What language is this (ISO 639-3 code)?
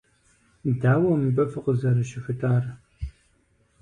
kbd